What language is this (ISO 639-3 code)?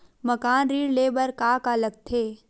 hne